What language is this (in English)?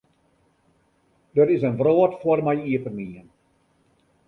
Western Frisian